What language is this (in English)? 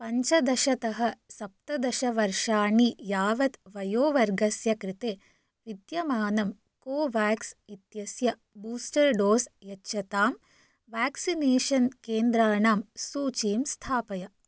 Sanskrit